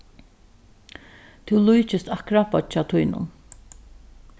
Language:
Faroese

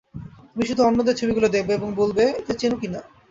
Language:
Bangla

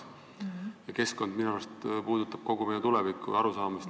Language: Estonian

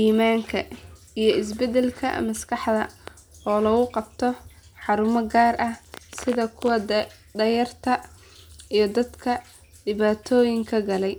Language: Somali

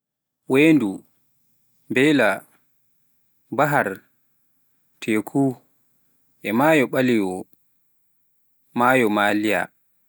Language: Pular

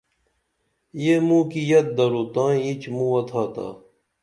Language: Dameli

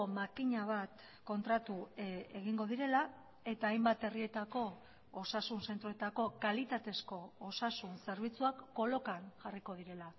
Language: Basque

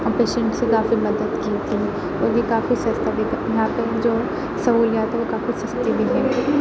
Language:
Urdu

